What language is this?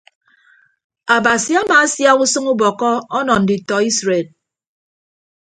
Ibibio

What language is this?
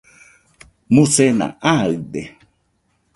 Nüpode Huitoto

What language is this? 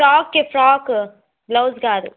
Telugu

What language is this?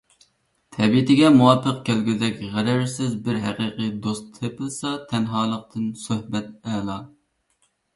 Uyghur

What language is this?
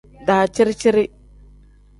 Tem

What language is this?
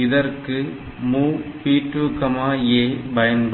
Tamil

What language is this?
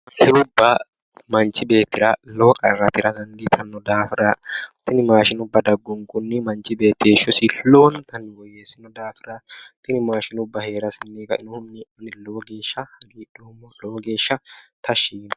Sidamo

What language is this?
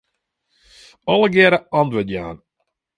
Western Frisian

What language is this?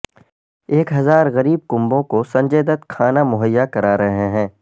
Urdu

